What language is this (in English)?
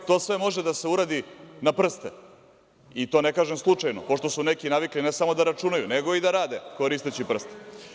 Serbian